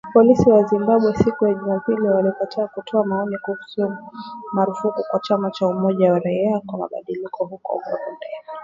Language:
Swahili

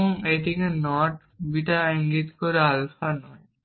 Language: Bangla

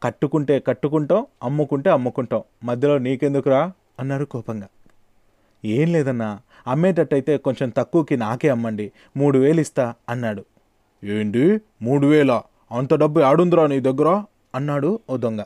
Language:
Telugu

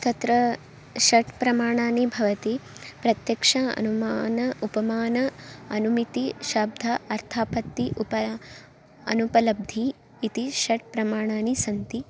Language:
Sanskrit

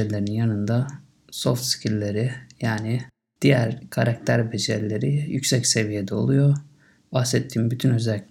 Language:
Turkish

